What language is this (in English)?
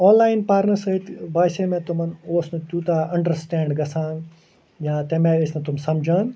Kashmiri